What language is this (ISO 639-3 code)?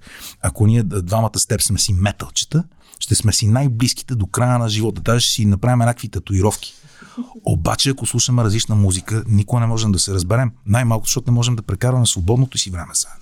bul